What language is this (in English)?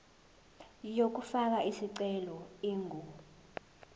Zulu